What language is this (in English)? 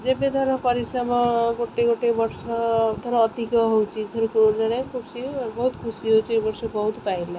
Odia